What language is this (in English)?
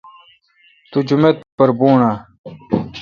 Kalkoti